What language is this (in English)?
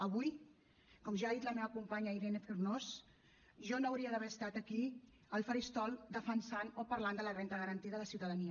Catalan